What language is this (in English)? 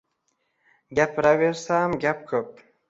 Uzbek